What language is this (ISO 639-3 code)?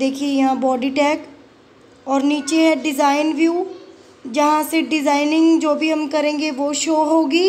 hin